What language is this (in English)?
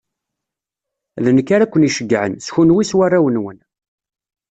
Kabyle